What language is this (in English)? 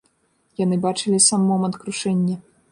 Belarusian